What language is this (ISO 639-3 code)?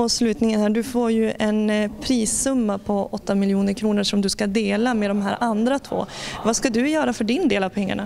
swe